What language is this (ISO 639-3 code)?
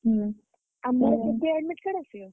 ori